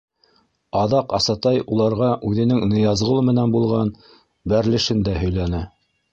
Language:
Bashkir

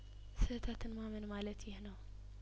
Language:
Amharic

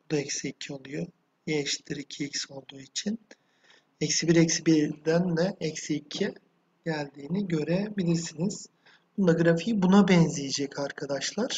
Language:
Turkish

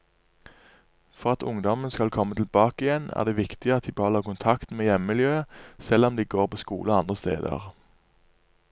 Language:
Norwegian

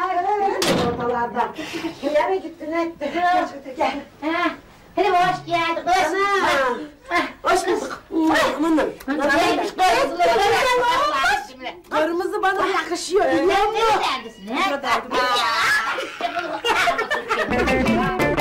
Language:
Turkish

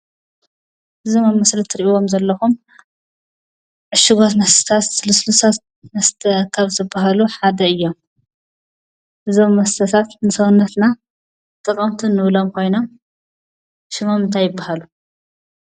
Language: Tigrinya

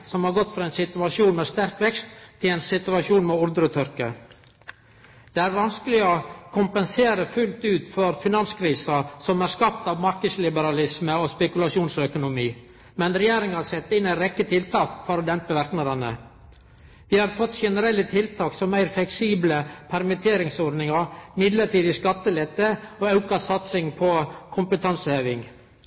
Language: Norwegian Nynorsk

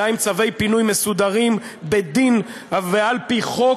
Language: Hebrew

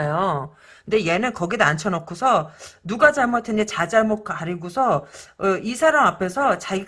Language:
Korean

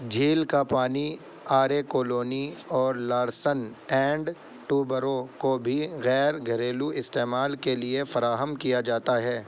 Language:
Urdu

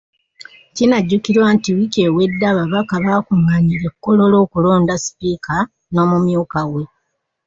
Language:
Ganda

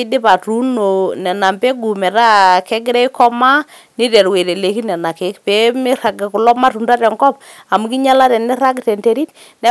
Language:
Masai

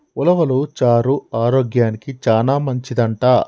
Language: Telugu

